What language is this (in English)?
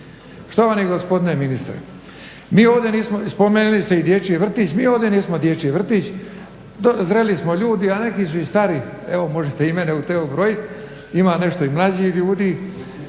Croatian